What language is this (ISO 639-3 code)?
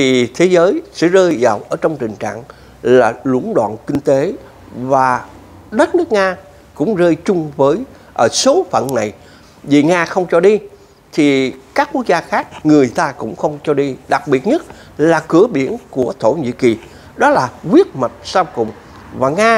vie